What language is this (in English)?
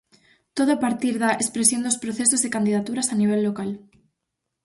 Galician